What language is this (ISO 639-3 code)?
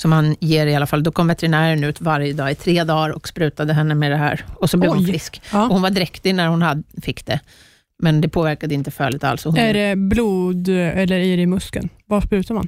swe